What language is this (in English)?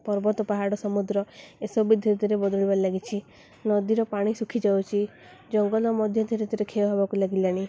Odia